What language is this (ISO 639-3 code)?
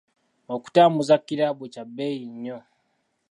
lug